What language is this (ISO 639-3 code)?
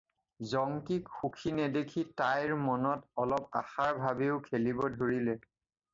asm